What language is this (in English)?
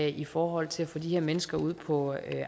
Danish